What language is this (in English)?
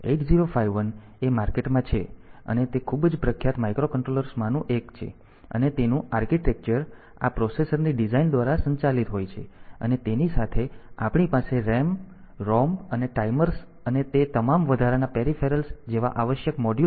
Gujarati